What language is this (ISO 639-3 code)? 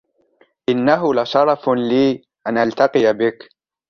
ara